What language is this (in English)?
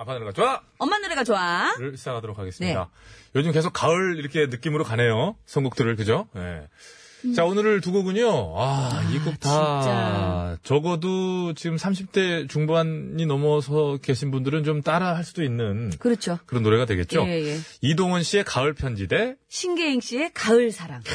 Korean